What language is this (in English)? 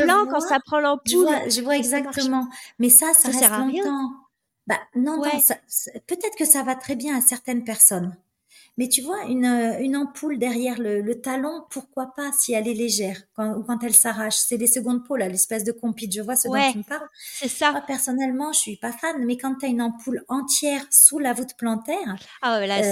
French